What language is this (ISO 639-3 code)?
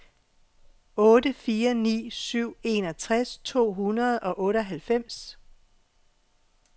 dan